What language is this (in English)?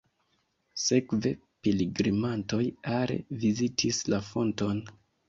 Esperanto